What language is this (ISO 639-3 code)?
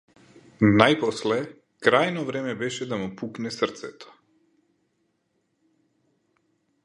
mkd